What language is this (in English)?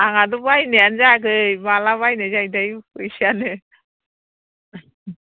Bodo